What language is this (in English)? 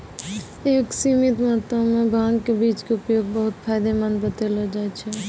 Maithili